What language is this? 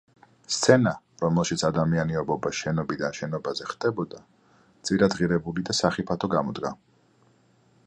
Georgian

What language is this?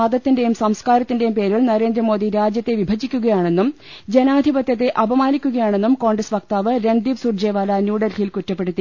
Malayalam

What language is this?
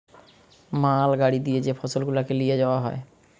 Bangla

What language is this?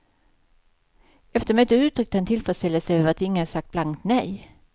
Swedish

